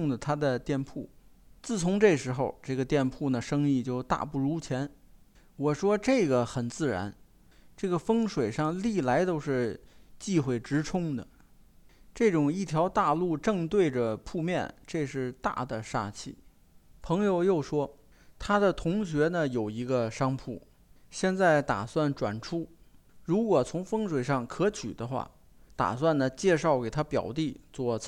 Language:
Chinese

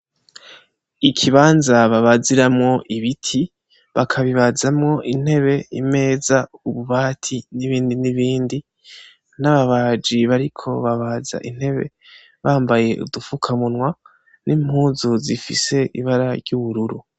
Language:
Rundi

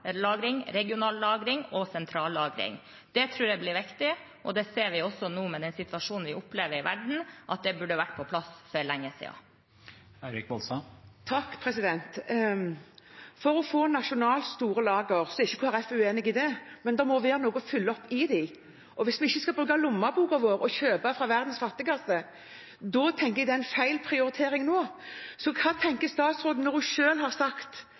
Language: Norwegian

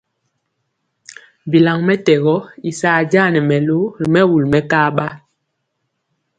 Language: Mpiemo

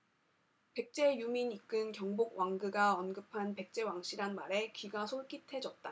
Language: Korean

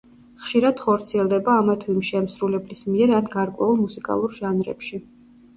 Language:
Georgian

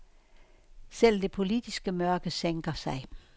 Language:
Danish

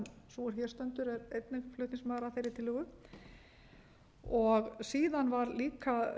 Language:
Icelandic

